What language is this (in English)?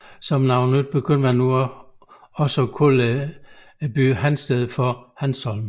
Danish